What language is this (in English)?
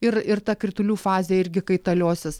Lithuanian